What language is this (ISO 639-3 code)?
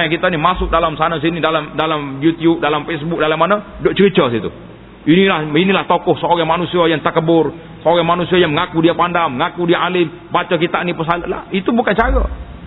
msa